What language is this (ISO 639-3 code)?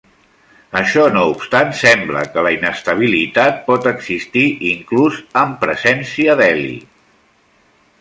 cat